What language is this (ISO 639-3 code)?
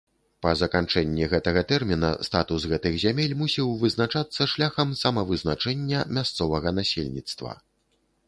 bel